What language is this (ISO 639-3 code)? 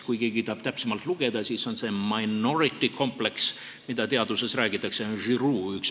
est